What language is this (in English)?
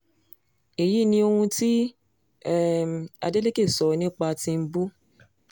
Yoruba